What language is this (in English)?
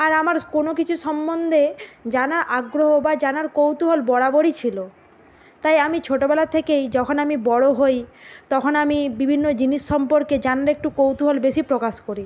Bangla